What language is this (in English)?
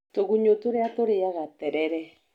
Kikuyu